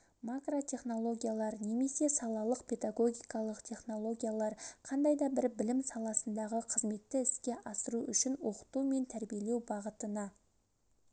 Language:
Kazakh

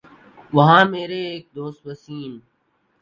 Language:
Urdu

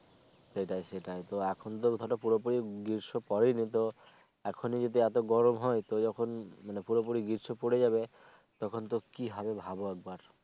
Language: Bangla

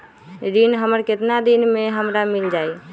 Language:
Magahi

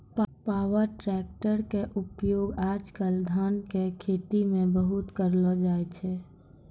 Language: Maithili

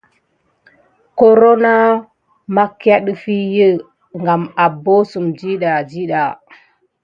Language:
Gidar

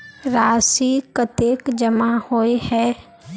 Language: Magahi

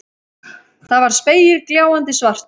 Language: Icelandic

